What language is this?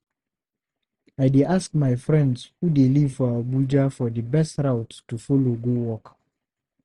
Nigerian Pidgin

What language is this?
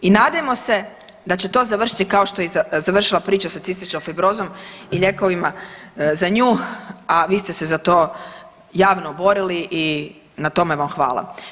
Croatian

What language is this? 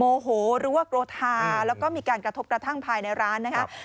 Thai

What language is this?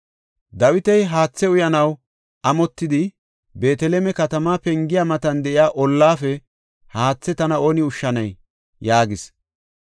Gofa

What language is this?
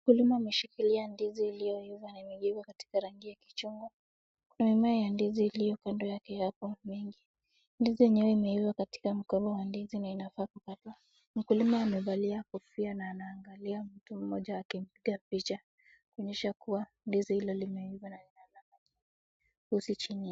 Swahili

